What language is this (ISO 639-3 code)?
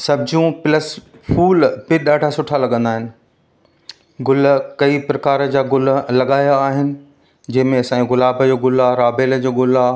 snd